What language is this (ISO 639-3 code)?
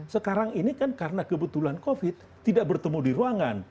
ind